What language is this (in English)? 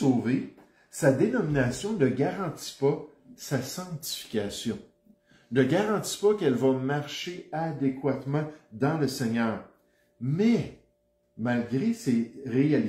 French